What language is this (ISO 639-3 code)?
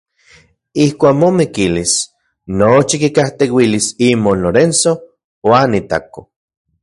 ncx